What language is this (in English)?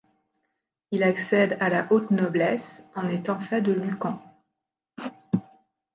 French